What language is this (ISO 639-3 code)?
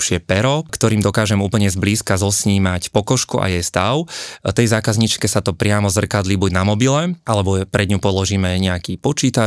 slk